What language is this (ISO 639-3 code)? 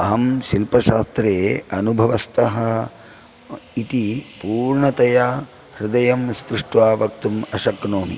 san